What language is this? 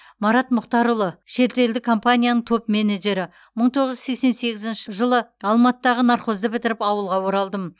Kazakh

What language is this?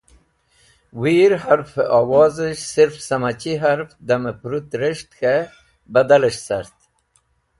Wakhi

